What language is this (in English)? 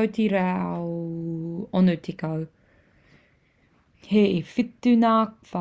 Māori